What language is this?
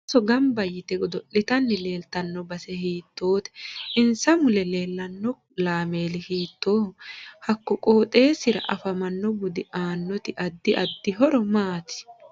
Sidamo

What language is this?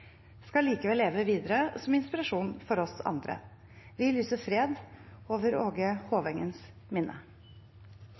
Norwegian Bokmål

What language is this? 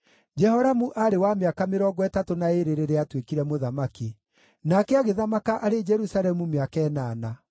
Kikuyu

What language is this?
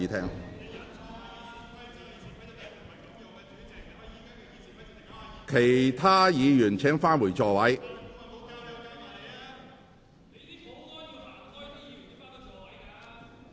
Cantonese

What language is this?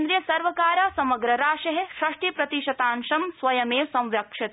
Sanskrit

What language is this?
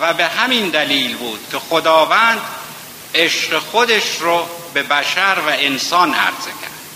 Persian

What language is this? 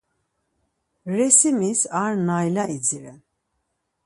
Laz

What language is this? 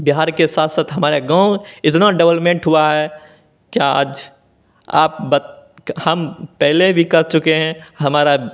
Hindi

